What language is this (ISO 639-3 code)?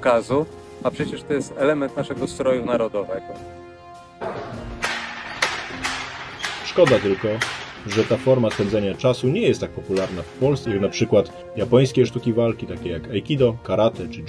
pol